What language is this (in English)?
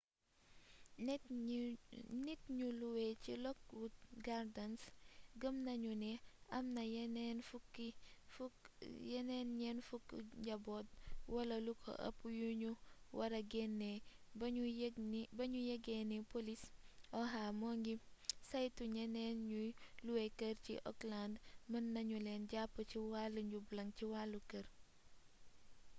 Wolof